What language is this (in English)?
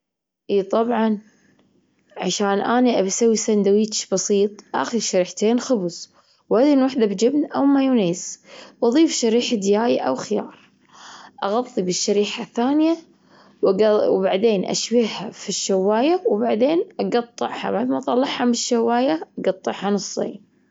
Gulf Arabic